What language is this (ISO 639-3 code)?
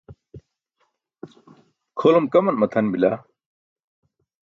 bsk